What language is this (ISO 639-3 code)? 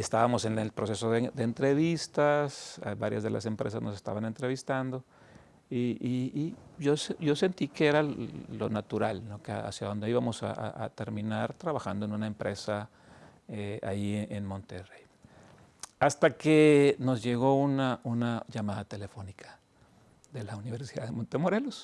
spa